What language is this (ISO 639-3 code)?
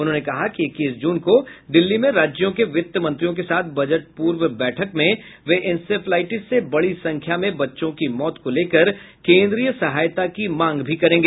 hin